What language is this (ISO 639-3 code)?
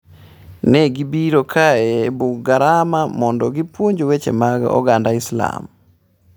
luo